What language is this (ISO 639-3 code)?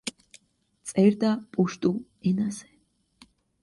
kat